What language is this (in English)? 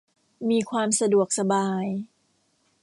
Thai